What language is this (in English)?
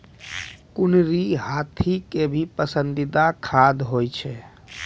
Maithili